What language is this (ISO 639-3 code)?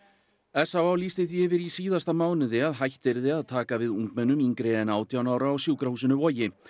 isl